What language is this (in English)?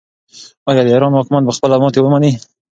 Pashto